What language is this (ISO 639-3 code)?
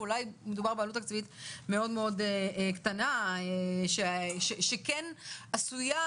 heb